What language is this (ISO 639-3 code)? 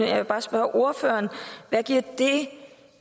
dan